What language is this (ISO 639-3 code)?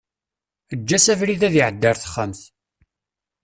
kab